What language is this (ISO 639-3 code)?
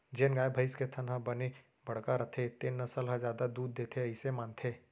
hne